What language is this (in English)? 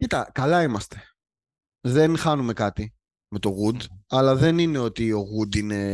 Greek